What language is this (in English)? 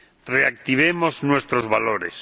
Spanish